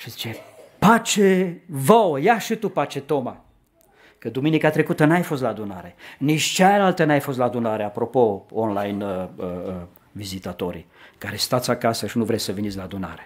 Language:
Romanian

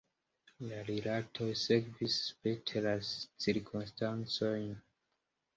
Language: Esperanto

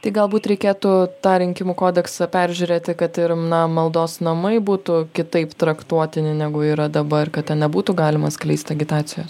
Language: Lithuanian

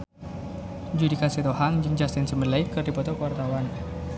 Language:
Sundanese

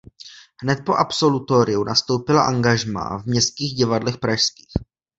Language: Czech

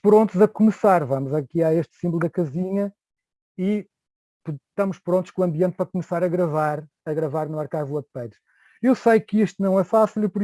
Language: Portuguese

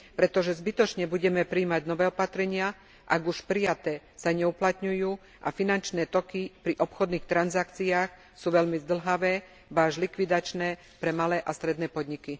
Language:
Slovak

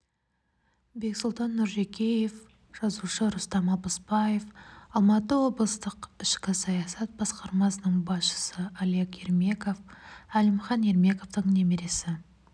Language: Kazakh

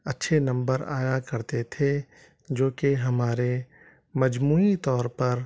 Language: Urdu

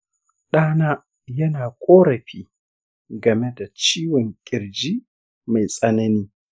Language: Hausa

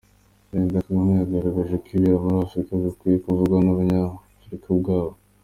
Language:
Kinyarwanda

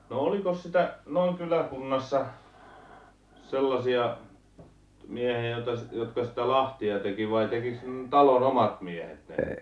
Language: Finnish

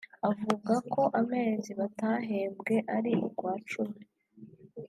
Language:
Kinyarwanda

